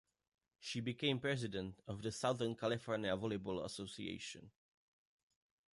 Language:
English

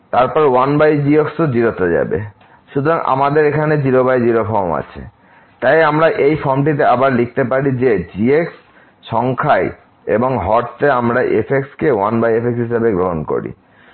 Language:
Bangla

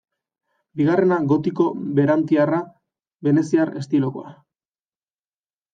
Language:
Basque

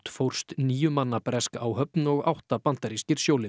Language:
Icelandic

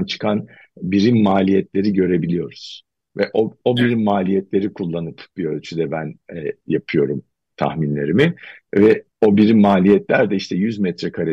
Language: Turkish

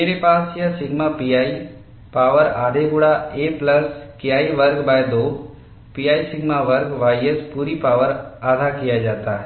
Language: Hindi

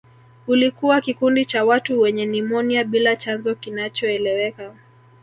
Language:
Swahili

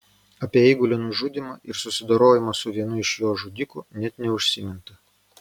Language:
Lithuanian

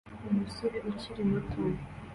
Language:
Kinyarwanda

